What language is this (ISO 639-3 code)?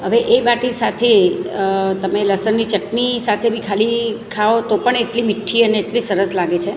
guj